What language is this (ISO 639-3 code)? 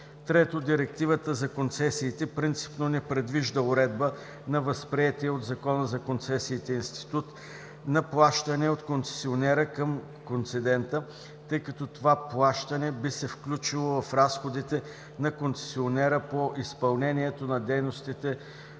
bul